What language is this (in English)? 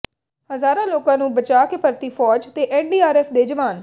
Punjabi